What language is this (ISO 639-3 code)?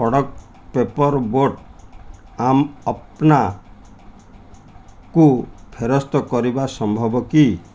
ori